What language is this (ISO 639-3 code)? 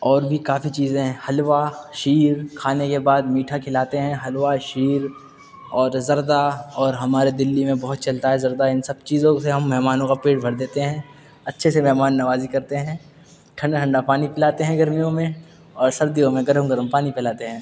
urd